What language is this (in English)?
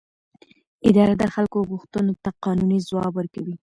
Pashto